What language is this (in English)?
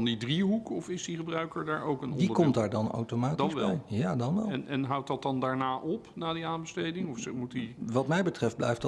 Dutch